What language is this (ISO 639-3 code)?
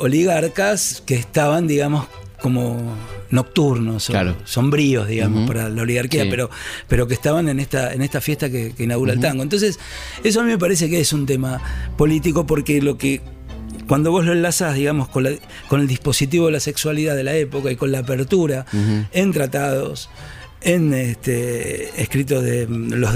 spa